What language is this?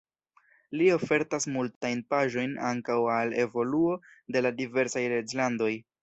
Esperanto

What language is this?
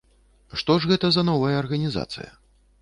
Belarusian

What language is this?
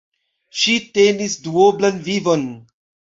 Esperanto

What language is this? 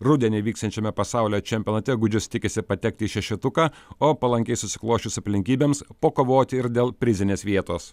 Lithuanian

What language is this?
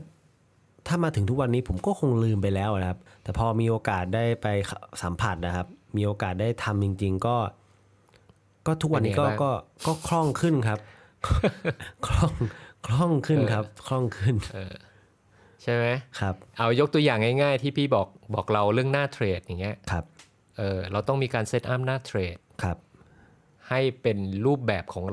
Thai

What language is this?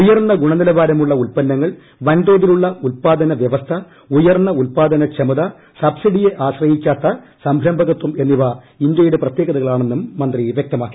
Malayalam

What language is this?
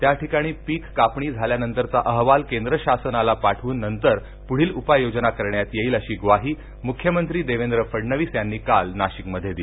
Marathi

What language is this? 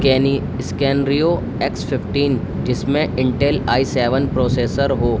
Urdu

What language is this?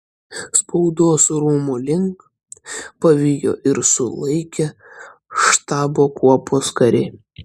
Lithuanian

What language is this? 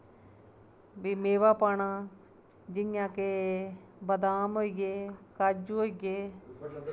Dogri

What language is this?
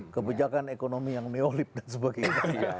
Indonesian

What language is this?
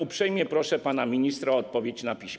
Polish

